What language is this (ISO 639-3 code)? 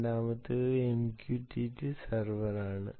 mal